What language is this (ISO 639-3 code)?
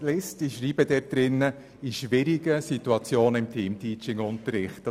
gsw